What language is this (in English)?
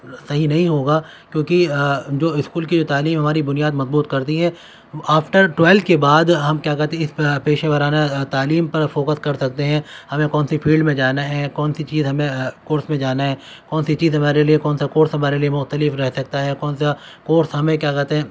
Urdu